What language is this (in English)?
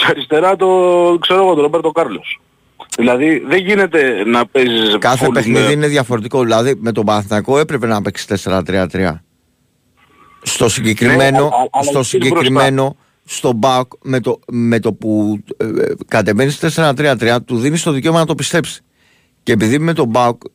Greek